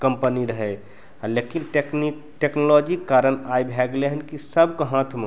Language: Maithili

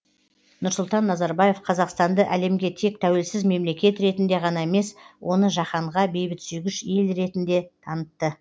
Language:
Kazakh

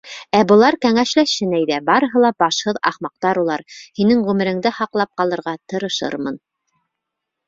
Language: Bashkir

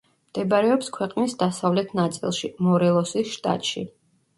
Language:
Georgian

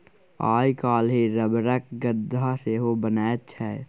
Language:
Maithili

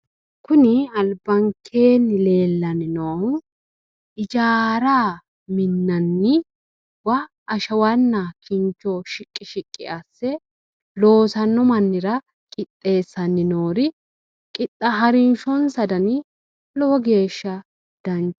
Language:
Sidamo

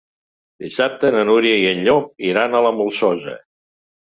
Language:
Catalan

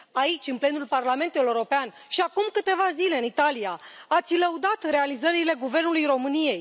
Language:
Romanian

